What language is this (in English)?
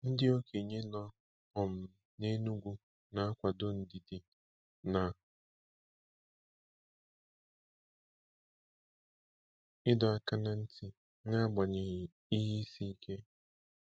Igbo